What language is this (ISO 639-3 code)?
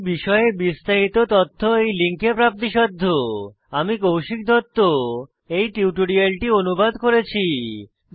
ben